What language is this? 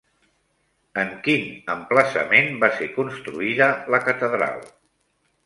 Catalan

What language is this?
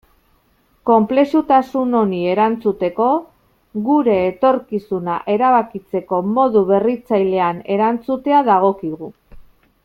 Basque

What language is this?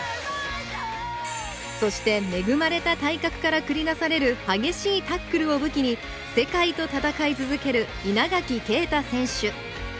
Japanese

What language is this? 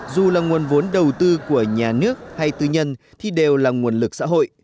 Vietnamese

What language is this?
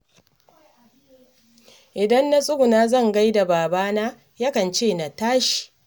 Hausa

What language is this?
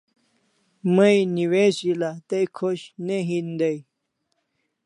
Kalasha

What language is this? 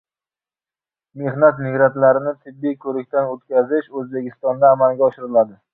Uzbek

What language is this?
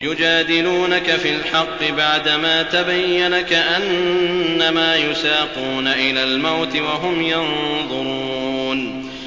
Arabic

